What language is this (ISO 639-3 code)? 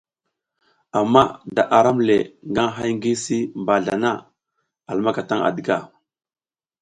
giz